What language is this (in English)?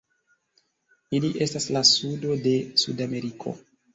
Esperanto